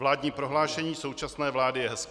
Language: Czech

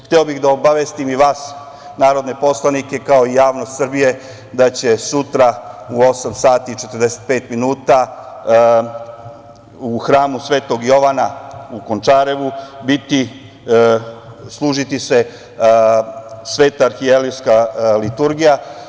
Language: Serbian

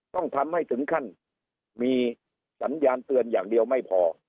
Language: Thai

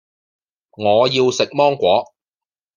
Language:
Cantonese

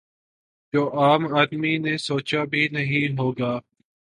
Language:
Urdu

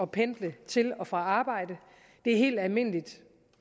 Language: Danish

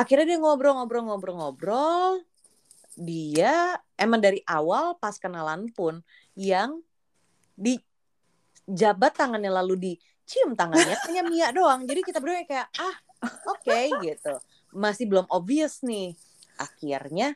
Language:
Indonesian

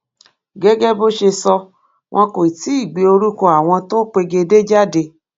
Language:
Yoruba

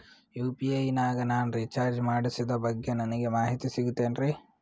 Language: Kannada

